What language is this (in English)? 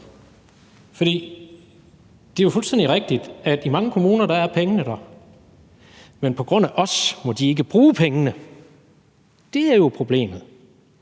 Danish